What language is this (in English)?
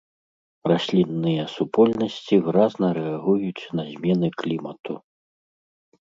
Belarusian